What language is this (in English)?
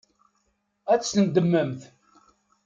Kabyle